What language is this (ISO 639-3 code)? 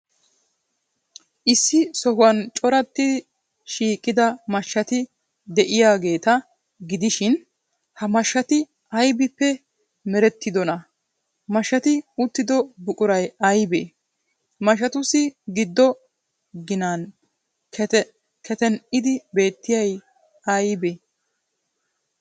wal